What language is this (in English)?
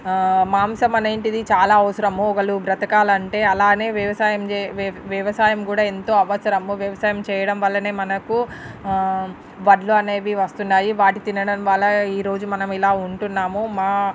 Telugu